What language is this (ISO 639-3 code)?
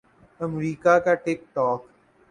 urd